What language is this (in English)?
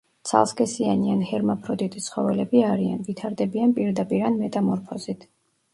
Georgian